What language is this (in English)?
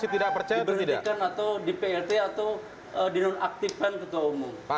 Indonesian